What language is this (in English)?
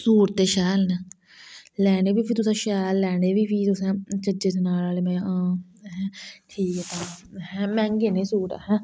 Dogri